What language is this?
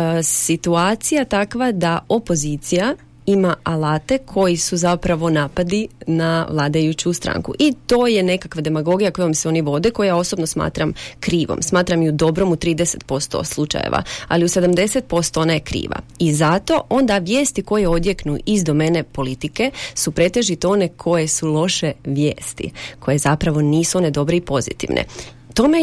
Croatian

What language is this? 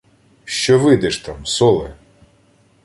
Ukrainian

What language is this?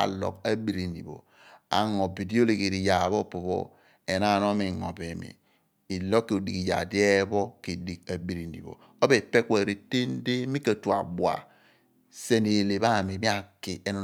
Abua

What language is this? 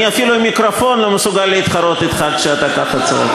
Hebrew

